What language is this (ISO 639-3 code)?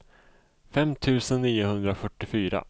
swe